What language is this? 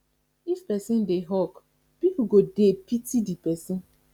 Nigerian Pidgin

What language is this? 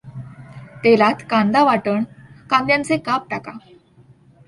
Marathi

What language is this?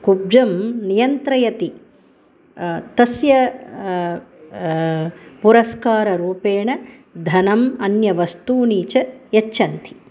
Sanskrit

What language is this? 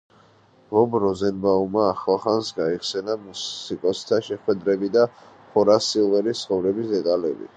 Georgian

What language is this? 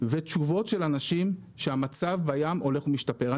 Hebrew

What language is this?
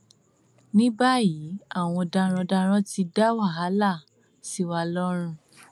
Yoruba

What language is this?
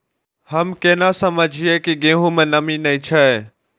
Maithili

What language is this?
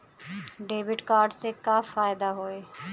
Bhojpuri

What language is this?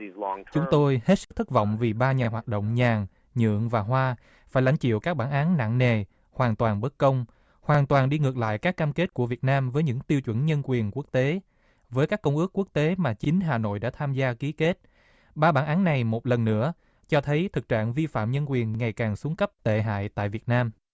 Vietnamese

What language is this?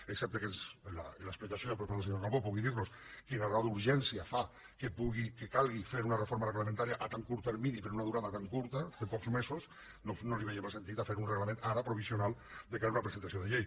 Catalan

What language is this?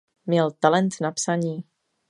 Czech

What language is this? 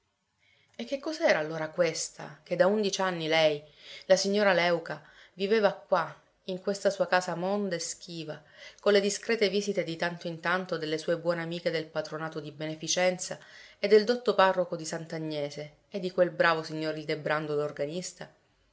Italian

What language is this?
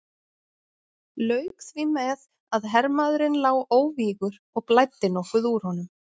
Icelandic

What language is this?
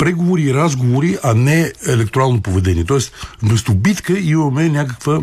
Bulgarian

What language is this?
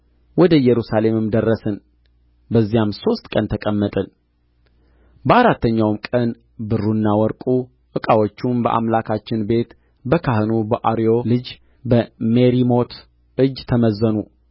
Amharic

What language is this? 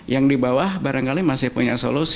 Indonesian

